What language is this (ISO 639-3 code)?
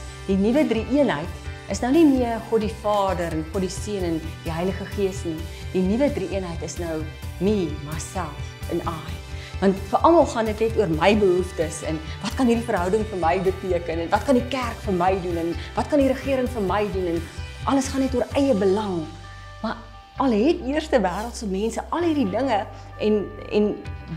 nld